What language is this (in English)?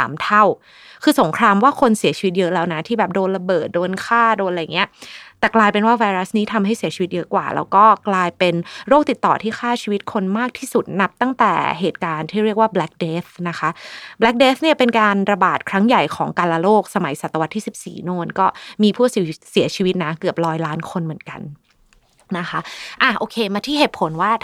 Thai